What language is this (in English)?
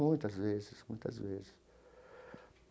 Portuguese